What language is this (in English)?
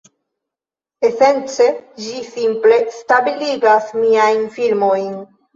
Esperanto